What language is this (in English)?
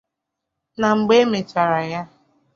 Igbo